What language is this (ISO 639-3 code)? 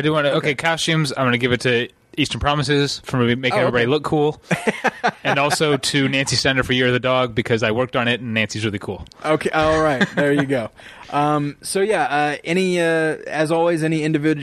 eng